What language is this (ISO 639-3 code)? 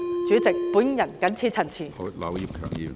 yue